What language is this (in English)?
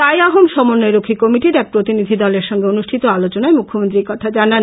Bangla